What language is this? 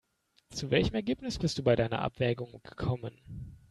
German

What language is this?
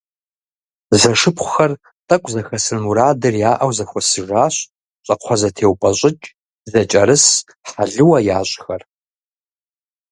Kabardian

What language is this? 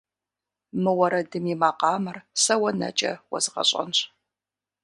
Kabardian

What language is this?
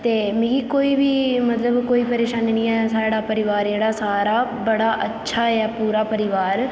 Dogri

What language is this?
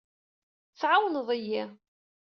Kabyle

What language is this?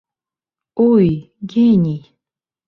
Bashkir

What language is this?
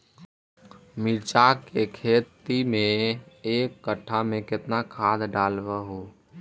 Magahi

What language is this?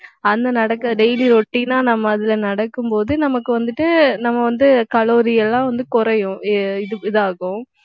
Tamil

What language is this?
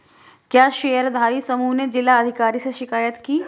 Hindi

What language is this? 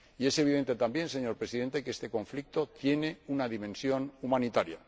Spanish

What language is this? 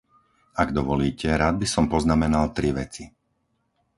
Slovak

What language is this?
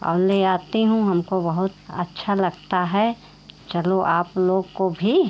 Hindi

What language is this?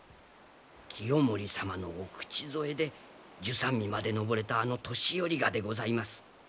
Japanese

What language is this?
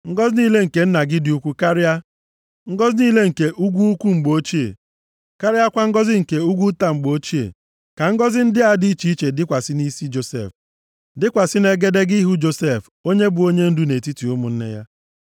Igbo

